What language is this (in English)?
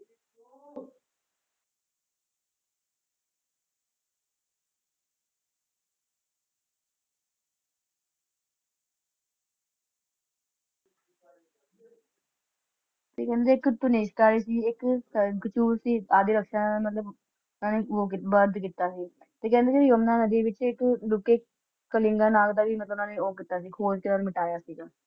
Punjabi